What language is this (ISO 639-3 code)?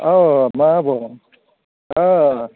brx